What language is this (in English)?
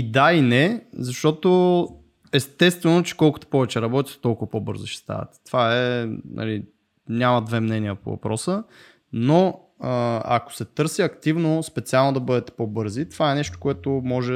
Bulgarian